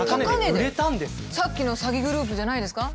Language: Japanese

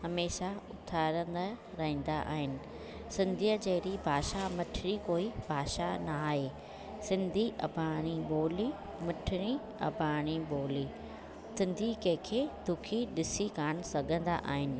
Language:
Sindhi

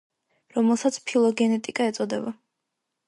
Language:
Georgian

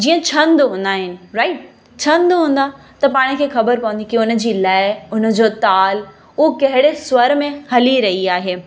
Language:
Sindhi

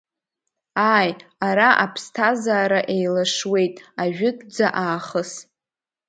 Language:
Abkhazian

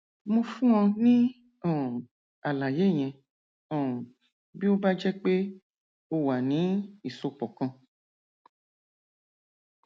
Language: Yoruba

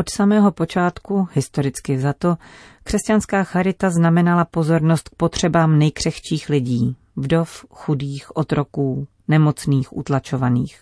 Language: Czech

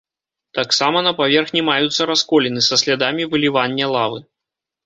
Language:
Belarusian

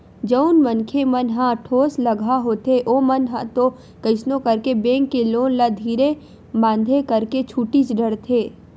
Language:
Chhattisgarhi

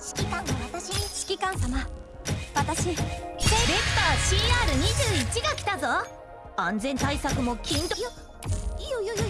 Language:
Japanese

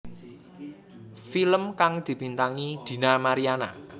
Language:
Javanese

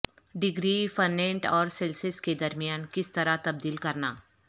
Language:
Urdu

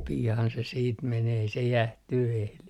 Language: Finnish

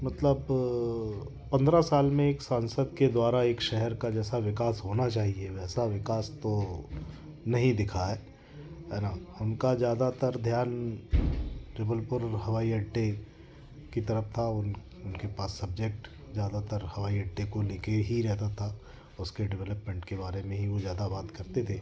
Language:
Hindi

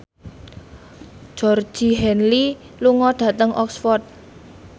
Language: Javanese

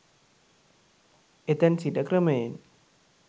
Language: Sinhala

